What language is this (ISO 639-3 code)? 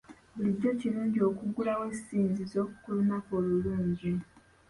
lug